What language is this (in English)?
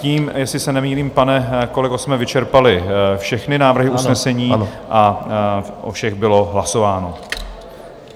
Czech